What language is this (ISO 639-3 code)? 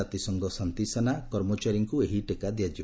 ori